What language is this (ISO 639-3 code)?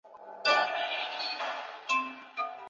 zho